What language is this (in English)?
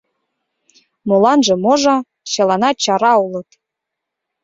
Mari